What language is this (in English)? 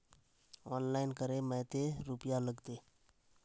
Magahi